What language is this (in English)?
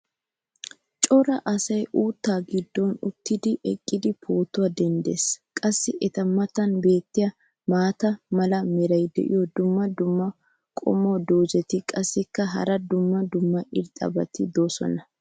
Wolaytta